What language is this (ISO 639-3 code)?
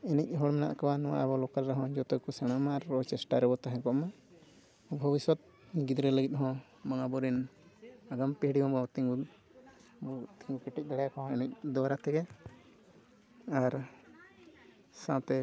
sat